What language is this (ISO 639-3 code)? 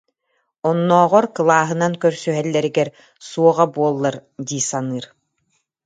sah